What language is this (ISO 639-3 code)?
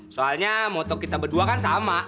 ind